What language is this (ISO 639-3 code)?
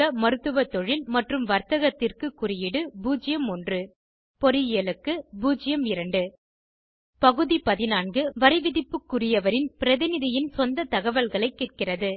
tam